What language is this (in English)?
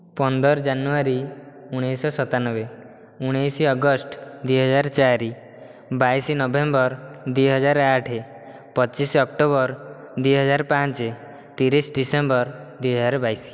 Odia